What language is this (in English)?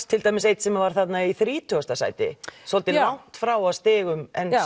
Icelandic